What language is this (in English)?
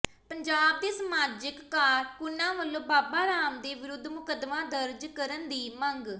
Punjabi